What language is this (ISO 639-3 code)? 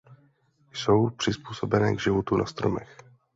ces